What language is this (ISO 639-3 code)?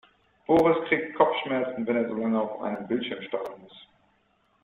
deu